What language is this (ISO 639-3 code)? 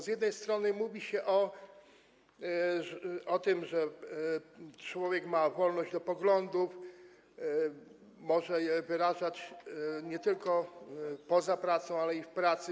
pol